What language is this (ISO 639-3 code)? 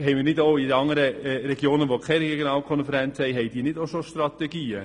gsw